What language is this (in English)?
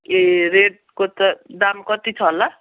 Nepali